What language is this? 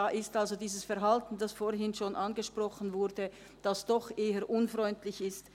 Swiss German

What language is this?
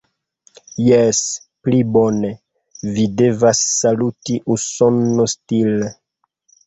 Esperanto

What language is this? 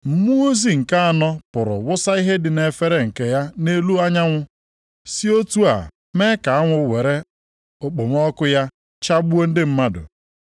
Igbo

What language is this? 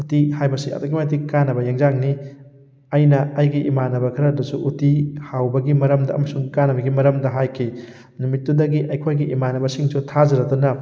Manipuri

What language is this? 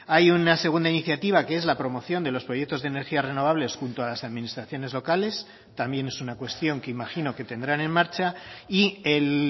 Spanish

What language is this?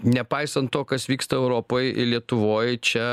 Lithuanian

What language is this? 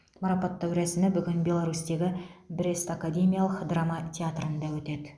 Kazakh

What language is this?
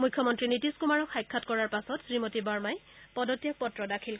Assamese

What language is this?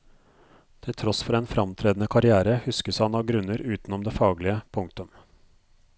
Norwegian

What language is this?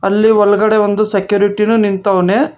Kannada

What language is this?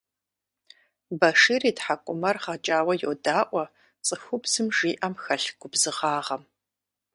Kabardian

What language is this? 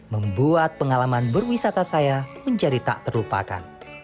Indonesian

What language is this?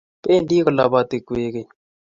Kalenjin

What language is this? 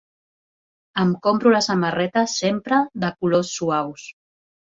Catalan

